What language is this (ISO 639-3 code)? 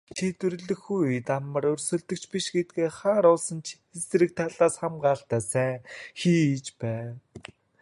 mon